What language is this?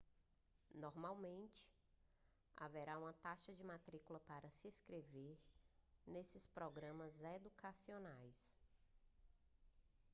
Portuguese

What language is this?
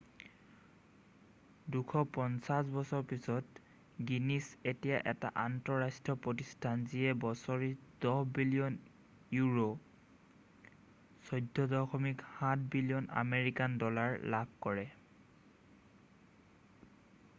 Assamese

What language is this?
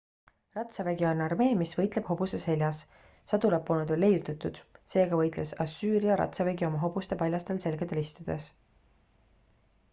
Estonian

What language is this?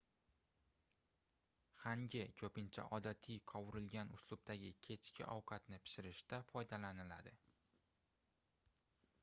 Uzbek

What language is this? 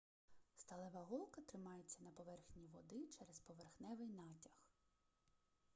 Ukrainian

